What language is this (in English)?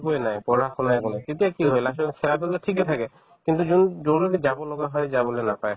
Assamese